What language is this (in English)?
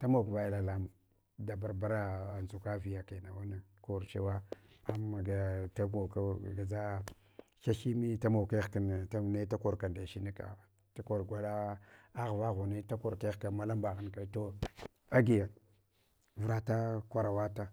Hwana